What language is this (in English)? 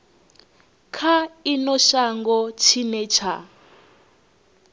Venda